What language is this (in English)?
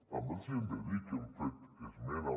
Catalan